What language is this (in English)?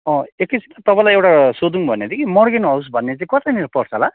Nepali